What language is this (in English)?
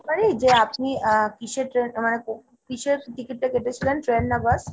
Bangla